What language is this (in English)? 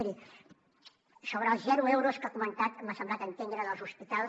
Catalan